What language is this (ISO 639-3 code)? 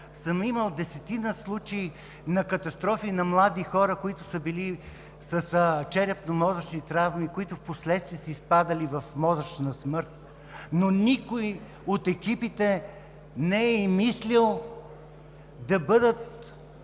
bul